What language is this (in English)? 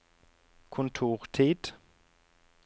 Norwegian